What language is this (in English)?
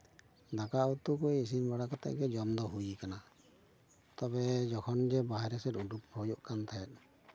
Santali